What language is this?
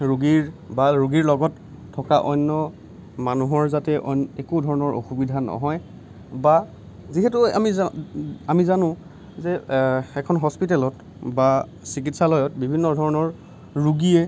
Assamese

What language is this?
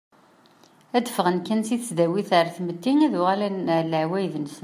Kabyle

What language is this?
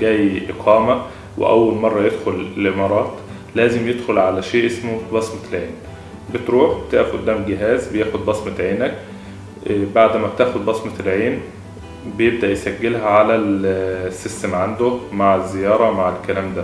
Arabic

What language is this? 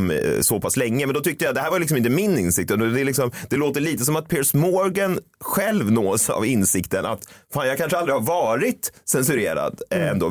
Swedish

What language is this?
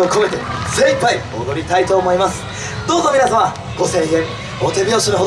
Japanese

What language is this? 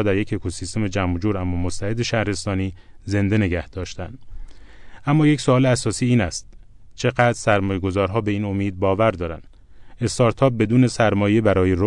Persian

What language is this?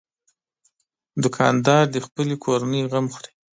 Pashto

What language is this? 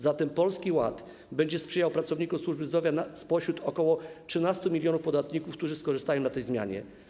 Polish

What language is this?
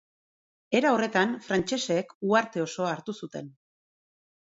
Basque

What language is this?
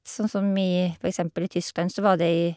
Norwegian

